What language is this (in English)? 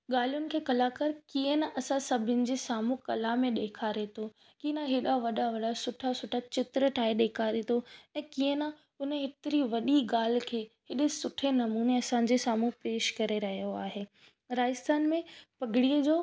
Sindhi